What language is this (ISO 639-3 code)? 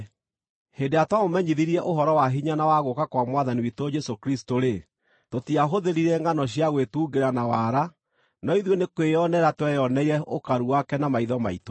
kik